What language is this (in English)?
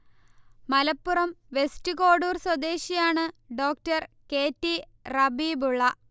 Malayalam